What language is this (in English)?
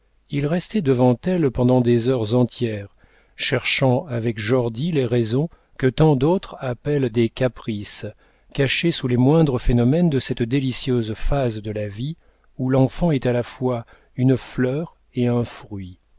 French